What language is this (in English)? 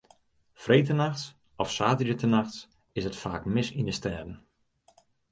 Western Frisian